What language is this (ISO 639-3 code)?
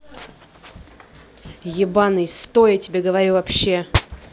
rus